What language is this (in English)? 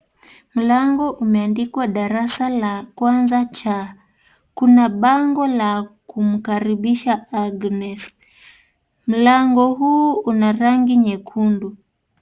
Swahili